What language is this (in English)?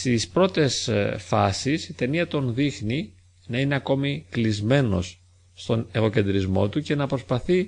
Greek